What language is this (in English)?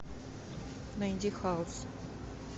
Russian